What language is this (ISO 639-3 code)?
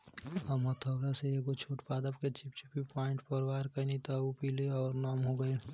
bho